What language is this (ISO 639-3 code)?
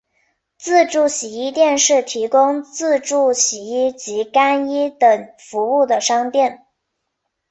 zho